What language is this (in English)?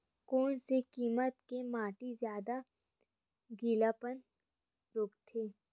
Chhattisgarhi